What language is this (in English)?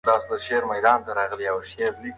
Pashto